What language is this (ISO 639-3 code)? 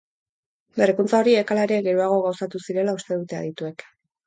eus